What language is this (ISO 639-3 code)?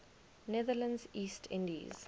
eng